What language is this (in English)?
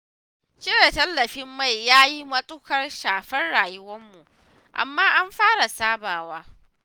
Hausa